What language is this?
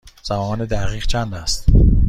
Persian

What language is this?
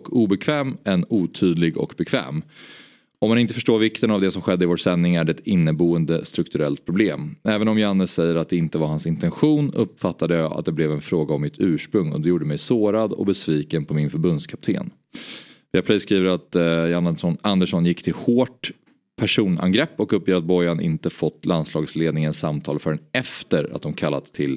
Swedish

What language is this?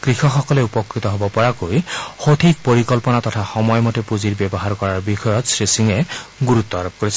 Assamese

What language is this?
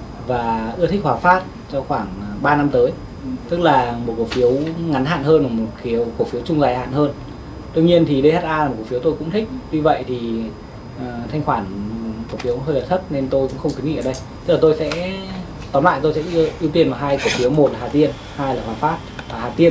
Vietnamese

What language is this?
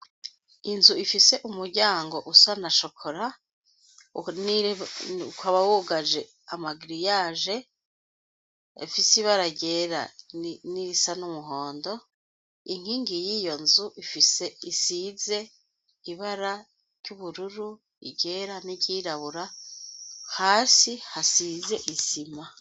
Rundi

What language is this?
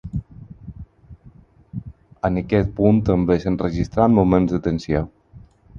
Catalan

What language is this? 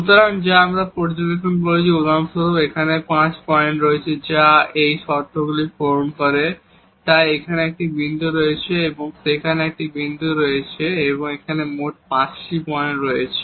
Bangla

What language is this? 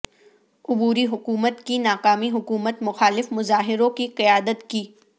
Urdu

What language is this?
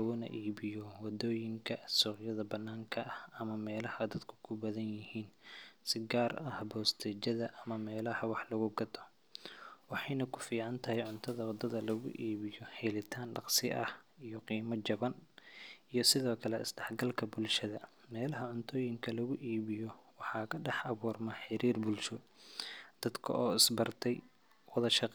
Somali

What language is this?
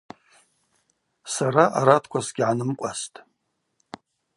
Abaza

